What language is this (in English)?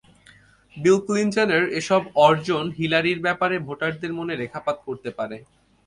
Bangla